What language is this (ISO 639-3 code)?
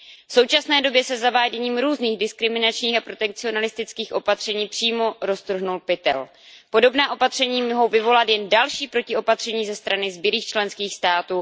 ces